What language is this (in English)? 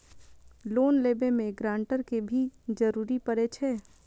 Maithili